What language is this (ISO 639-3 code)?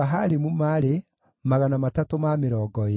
kik